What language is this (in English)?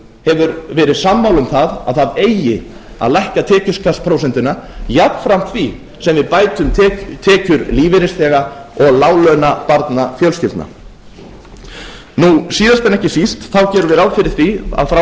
Icelandic